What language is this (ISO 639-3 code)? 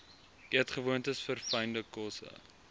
afr